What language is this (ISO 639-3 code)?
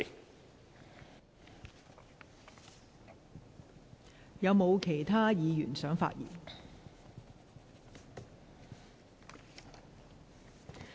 yue